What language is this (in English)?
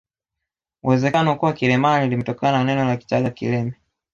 Swahili